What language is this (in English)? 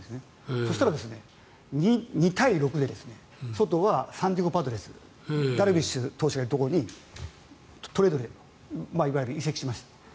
Japanese